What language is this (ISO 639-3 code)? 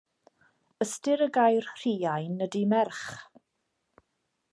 cym